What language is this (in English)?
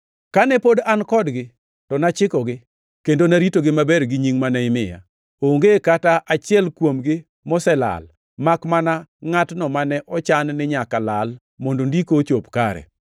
Luo (Kenya and Tanzania)